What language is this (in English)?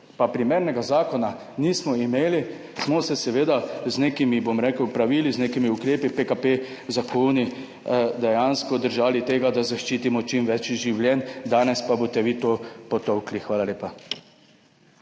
Slovenian